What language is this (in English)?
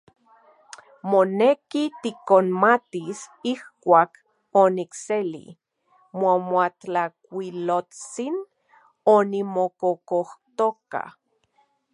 Central Puebla Nahuatl